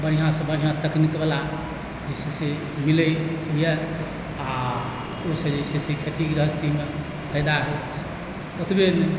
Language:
Maithili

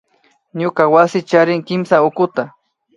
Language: Imbabura Highland Quichua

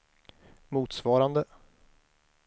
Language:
Swedish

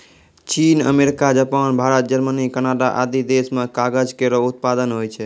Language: Maithili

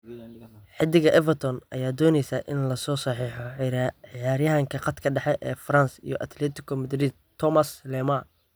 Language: Somali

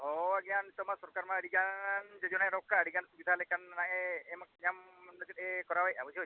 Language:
Santali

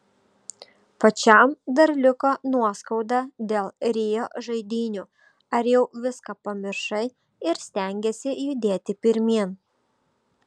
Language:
Lithuanian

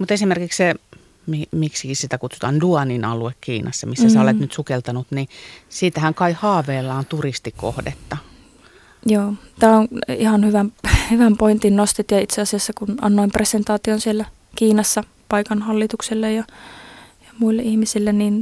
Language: Finnish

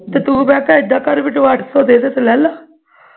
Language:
Punjabi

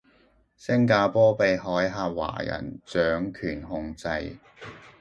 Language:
Cantonese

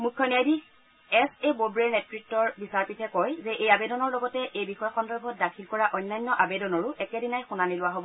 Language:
Assamese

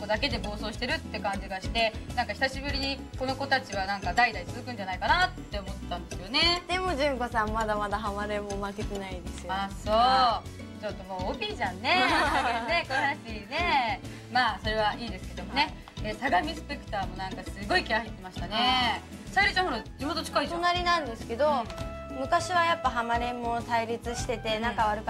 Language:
Japanese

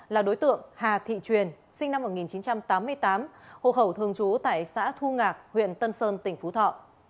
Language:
Vietnamese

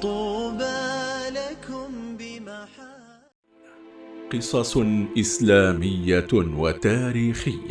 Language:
Arabic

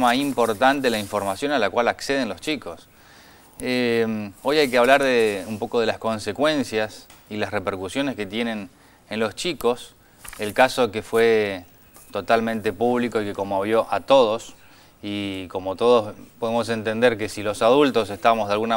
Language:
Spanish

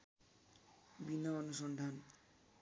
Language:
Nepali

